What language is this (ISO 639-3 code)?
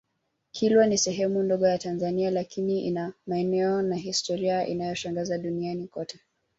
swa